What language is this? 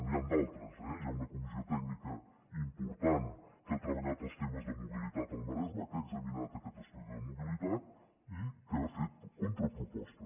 Catalan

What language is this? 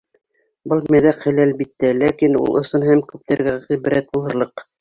Bashkir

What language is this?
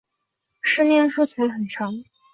Chinese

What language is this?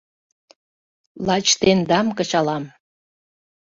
Mari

